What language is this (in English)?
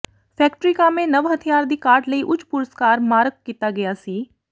Punjabi